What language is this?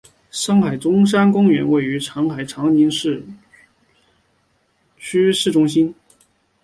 Chinese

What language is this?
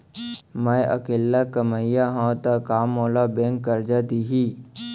Chhattisgarhi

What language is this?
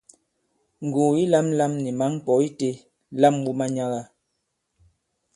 Bankon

